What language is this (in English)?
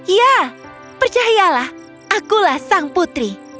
Indonesian